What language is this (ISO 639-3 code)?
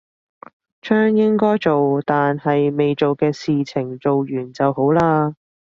yue